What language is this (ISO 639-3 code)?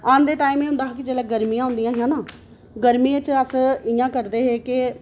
doi